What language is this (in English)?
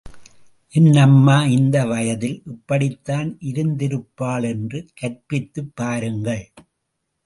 Tamil